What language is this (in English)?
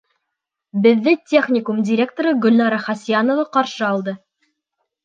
Bashkir